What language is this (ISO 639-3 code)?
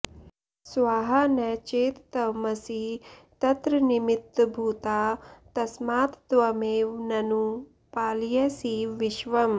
san